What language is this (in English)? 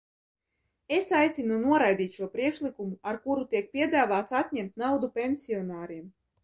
Latvian